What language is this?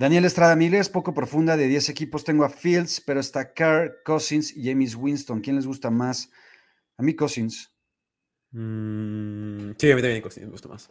Spanish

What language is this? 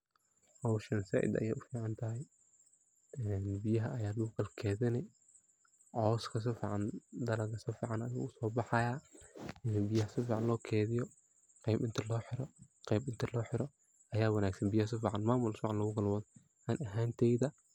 Somali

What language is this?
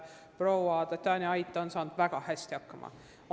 Estonian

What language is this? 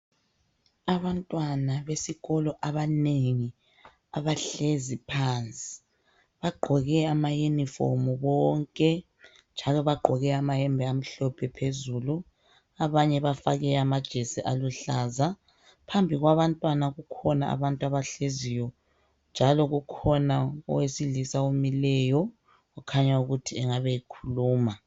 North Ndebele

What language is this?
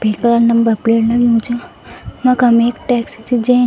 Garhwali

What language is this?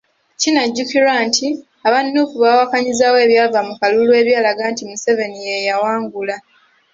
Ganda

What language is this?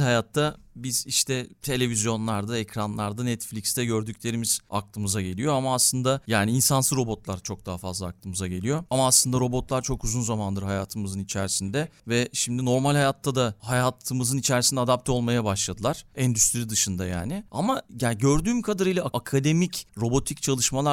Turkish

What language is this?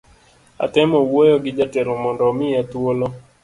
Luo (Kenya and Tanzania)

